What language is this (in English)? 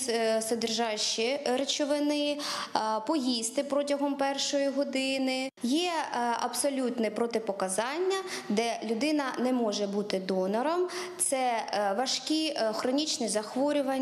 Ukrainian